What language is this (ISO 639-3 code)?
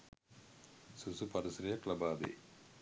sin